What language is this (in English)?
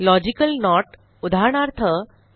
Marathi